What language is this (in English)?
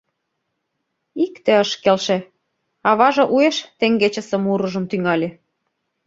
Mari